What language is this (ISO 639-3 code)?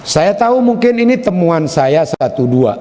ind